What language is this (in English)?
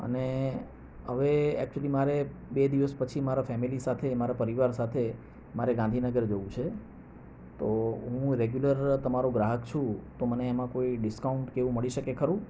Gujarati